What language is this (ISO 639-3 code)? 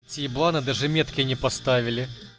rus